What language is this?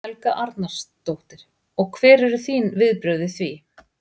Icelandic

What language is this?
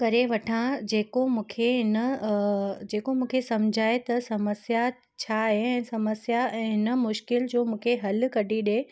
Sindhi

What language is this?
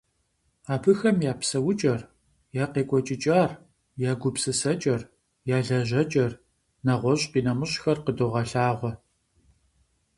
Kabardian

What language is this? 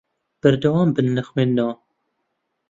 Central Kurdish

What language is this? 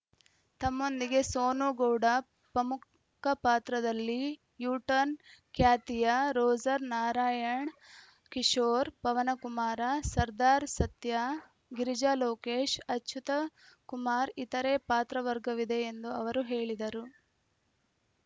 Kannada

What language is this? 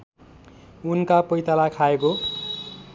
Nepali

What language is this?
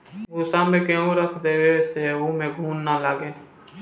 Bhojpuri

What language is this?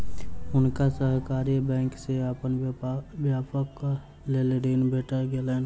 Maithili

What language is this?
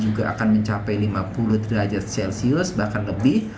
Indonesian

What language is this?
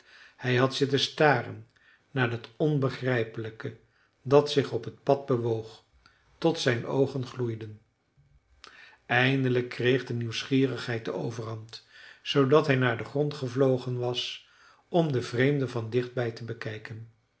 Dutch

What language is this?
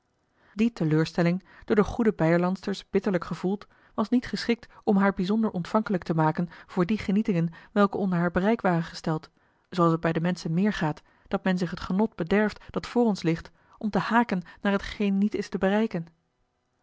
Dutch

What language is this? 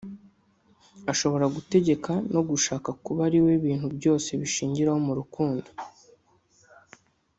Kinyarwanda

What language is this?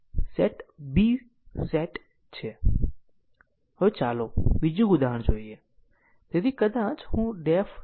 Gujarati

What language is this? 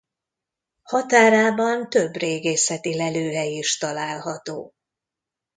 Hungarian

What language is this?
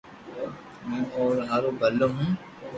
Loarki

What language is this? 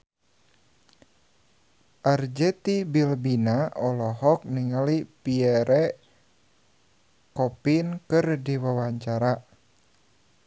Sundanese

